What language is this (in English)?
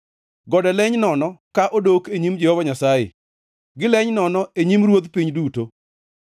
Luo (Kenya and Tanzania)